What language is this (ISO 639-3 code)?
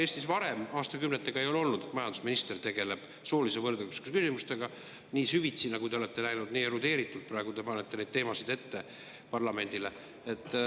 est